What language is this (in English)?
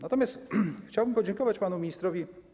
Polish